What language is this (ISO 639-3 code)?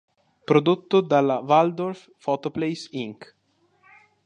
ita